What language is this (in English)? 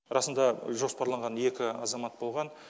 Kazakh